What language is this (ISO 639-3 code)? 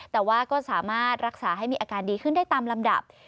tha